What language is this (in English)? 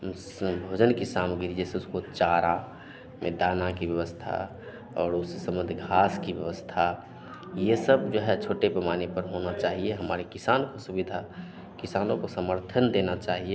Hindi